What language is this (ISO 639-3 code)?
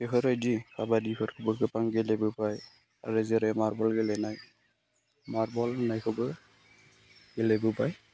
brx